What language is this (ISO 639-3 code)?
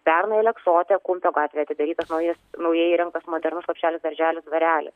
lit